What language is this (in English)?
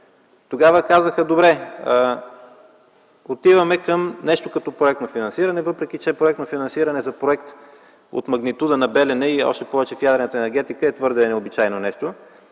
Bulgarian